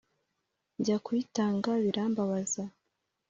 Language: Kinyarwanda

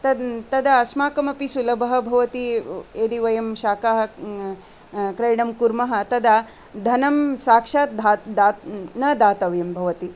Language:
Sanskrit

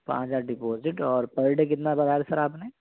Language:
Urdu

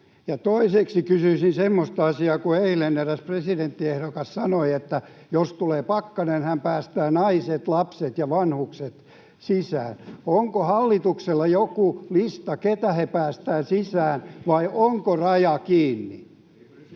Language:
Finnish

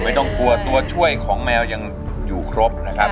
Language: Thai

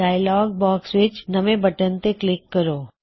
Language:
Punjabi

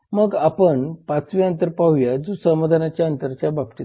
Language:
Marathi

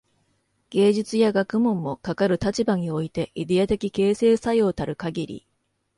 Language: Japanese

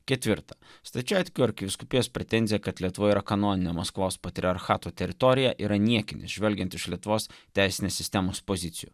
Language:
Lithuanian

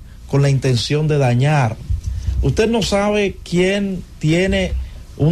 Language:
Spanish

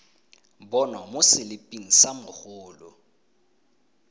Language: Tswana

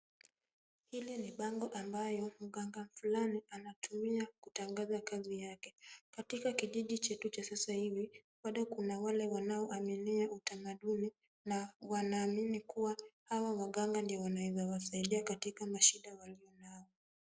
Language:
Swahili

